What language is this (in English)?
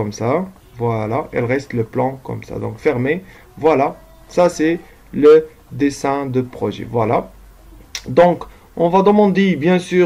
French